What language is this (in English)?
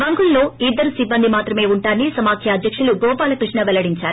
Telugu